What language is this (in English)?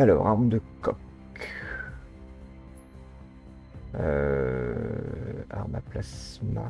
French